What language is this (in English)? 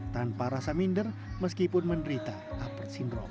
Indonesian